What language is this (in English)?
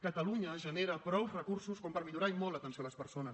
Catalan